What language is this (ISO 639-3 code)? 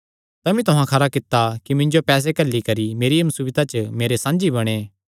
xnr